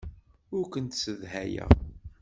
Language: Kabyle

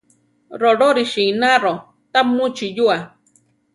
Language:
Central Tarahumara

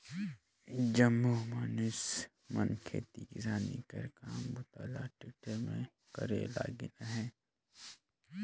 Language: Chhattisgarhi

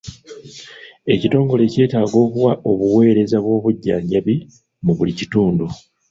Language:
Ganda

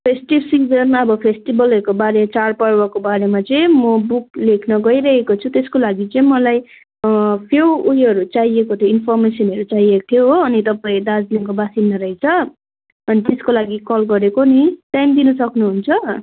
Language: Nepali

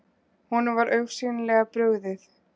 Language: Icelandic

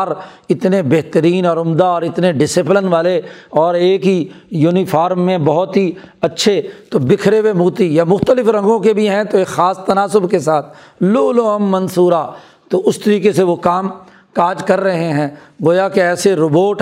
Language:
Urdu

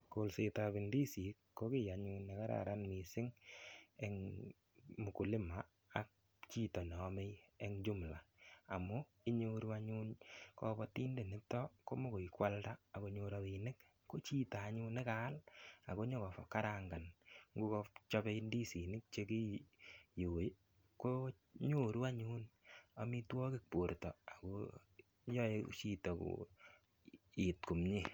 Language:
Kalenjin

